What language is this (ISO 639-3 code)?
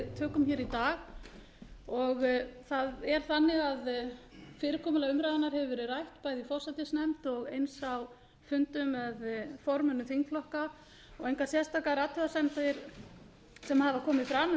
isl